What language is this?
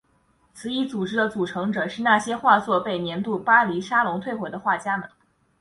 Chinese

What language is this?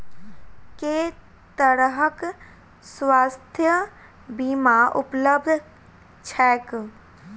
Maithili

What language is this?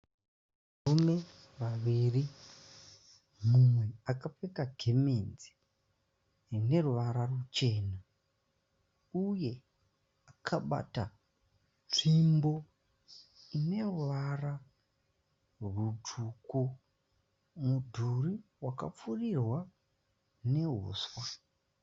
Shona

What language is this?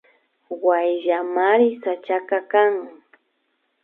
Imbabura Highland Quichua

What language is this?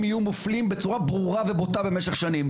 Hebrew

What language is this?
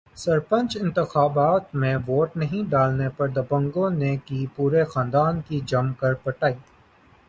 Urdu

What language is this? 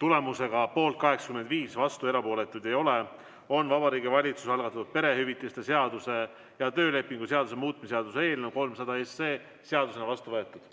Estonian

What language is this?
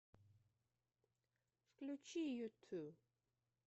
Russian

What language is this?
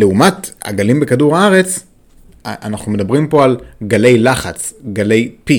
Hebrew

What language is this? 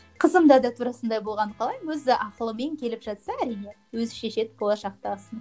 Kazakh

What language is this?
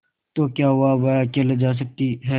Hindi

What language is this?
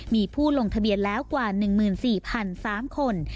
Thai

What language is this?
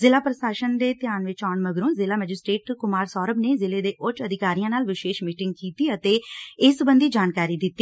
Punjabi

